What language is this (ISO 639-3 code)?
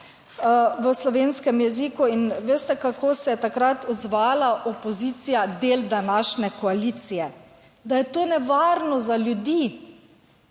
slv